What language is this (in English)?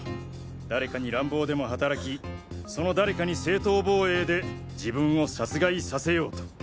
Japanese